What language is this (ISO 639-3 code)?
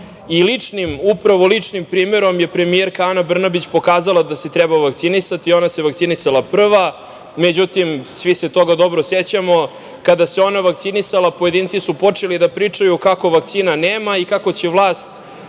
srp